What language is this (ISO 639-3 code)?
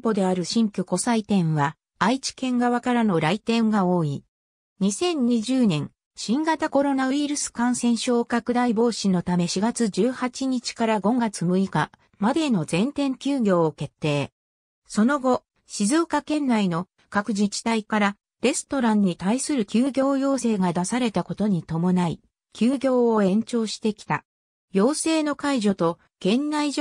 jpn